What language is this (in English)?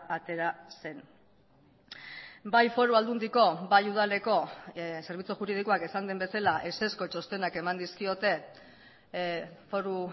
Basque